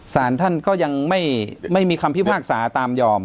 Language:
Thai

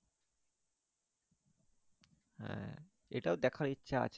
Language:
Bangla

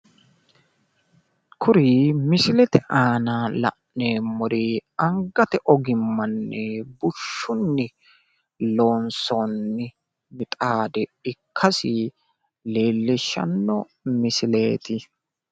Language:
Sidamo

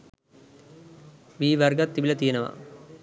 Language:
Sinhala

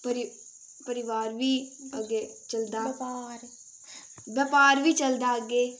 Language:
Dogri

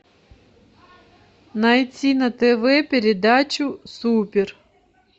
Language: Russian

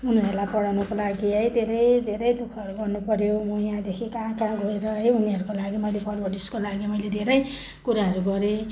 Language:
Nepali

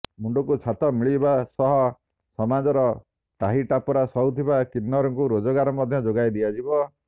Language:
Odia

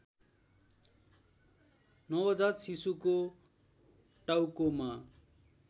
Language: Nepali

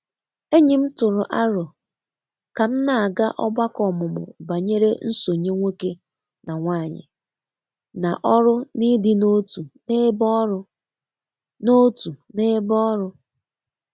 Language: Igbo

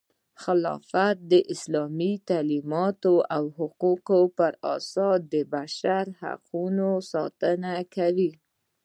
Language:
Pashto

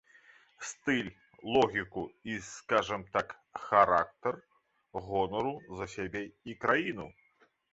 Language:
Belarusian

